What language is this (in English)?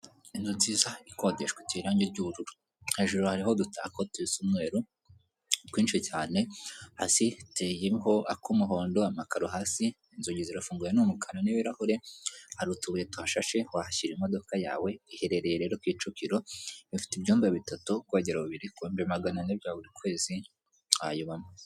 Kinyarwanda